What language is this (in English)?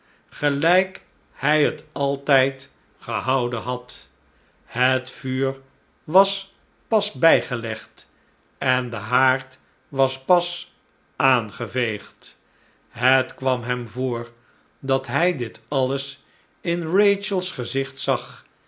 Dutch